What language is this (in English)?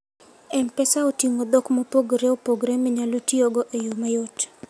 Luo (Kenya and Tanzania)